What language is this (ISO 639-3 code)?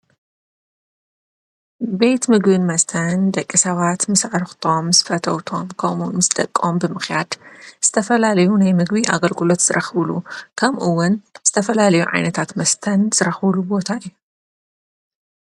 tir